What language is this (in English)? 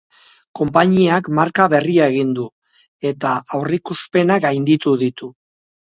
Basque